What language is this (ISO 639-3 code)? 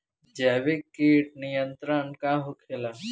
bho